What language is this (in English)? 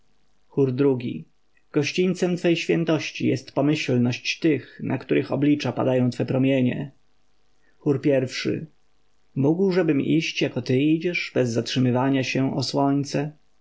Polish